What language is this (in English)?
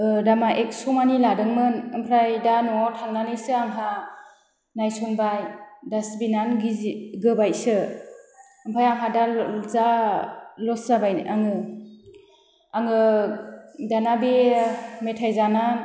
Bodo